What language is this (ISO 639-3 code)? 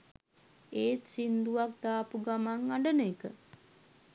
sin